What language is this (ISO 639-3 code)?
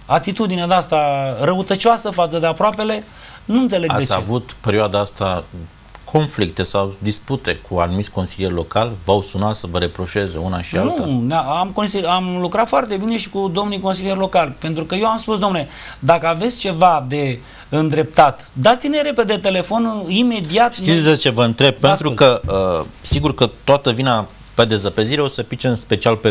ron